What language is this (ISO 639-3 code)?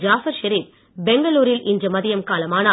tam